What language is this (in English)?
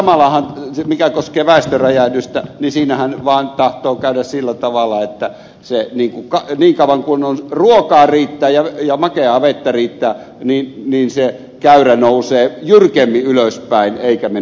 Finnish